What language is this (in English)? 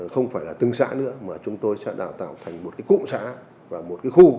Vietnamese